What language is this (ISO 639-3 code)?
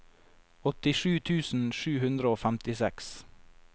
nor